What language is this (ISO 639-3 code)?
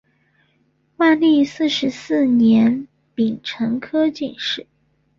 zho